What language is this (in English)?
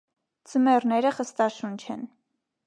Armenian